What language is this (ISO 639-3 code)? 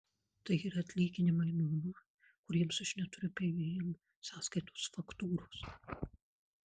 lit